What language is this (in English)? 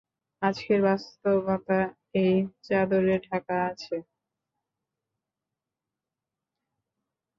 Bangla